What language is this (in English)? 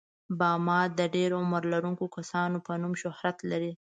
Pashto